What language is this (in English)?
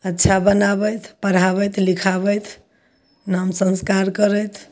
Maithili